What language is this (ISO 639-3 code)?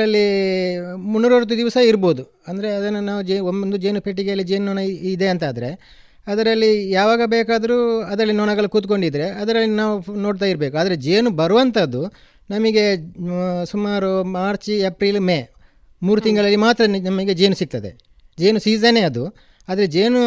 kan